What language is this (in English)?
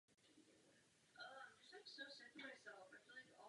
Czech